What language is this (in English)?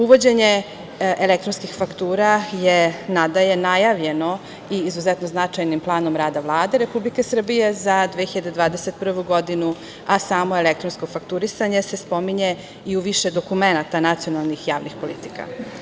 Serbian